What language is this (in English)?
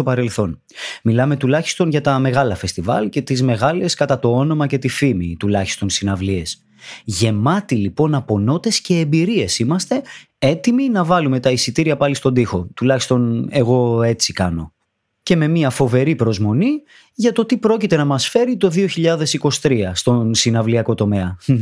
Greek